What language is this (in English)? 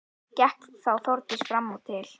Icelandic